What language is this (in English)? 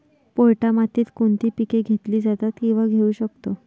Marathi